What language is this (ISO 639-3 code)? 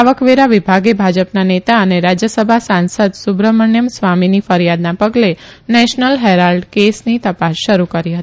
guj